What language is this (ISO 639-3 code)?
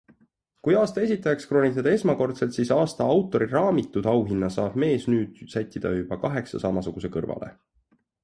est